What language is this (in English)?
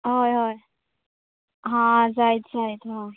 Konkani